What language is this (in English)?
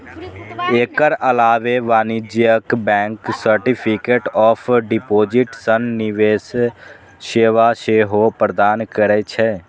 Maithili